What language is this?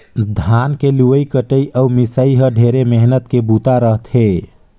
Chhattisgarhi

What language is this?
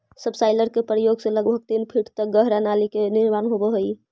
Magahi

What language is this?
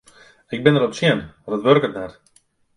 Western Frisian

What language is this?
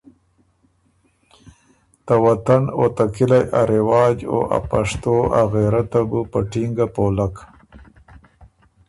Ormuri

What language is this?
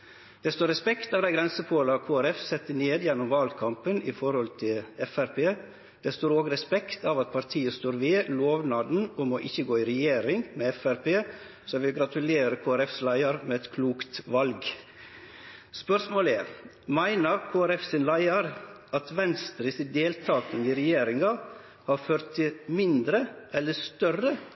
Norwegian Nynorsk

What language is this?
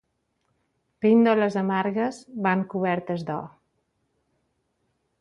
Catalan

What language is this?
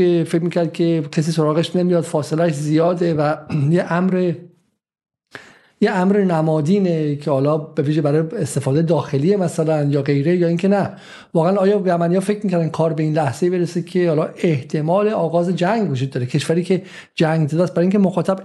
Persian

